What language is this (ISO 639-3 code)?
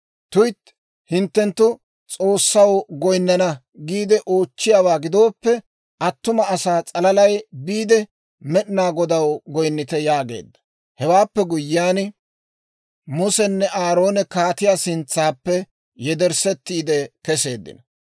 dwr